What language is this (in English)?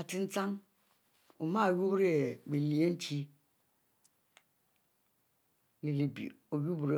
Mbe